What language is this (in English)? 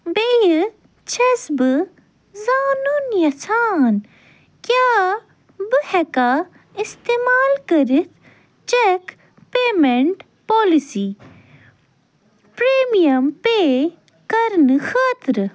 Kashmiri